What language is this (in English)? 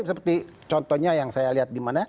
Indonesian